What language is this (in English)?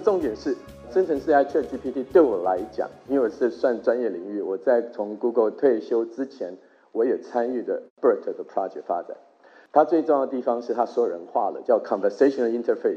Chinese